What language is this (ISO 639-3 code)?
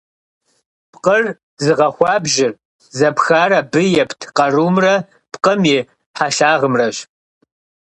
kbd